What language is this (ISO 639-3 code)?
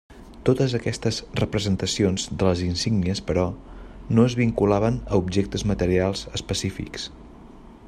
cat